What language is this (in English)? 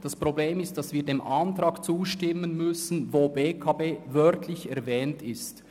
Swiss German